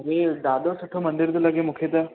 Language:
Sindhi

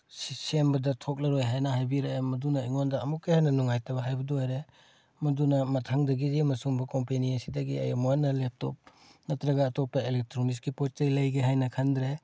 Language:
Manipuri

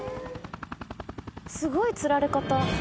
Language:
Japanese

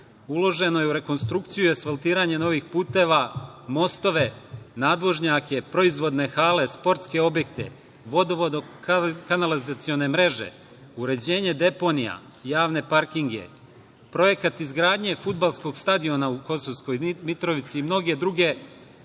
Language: Serbian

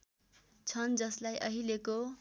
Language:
Nepali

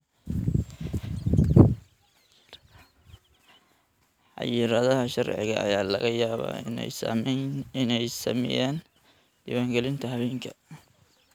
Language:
Somali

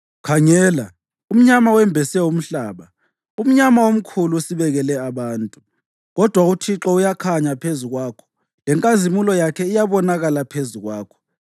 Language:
North Ndebele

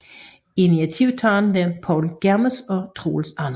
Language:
Danish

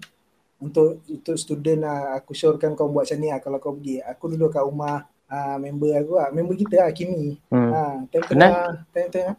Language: Malay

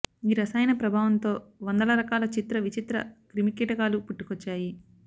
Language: Telugu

